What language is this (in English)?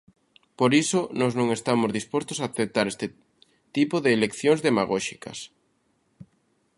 Galician